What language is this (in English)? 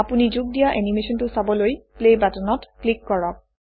Assamese